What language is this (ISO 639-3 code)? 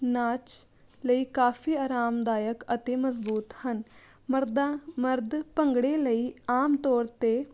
pan